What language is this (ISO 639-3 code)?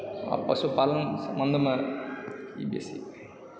mai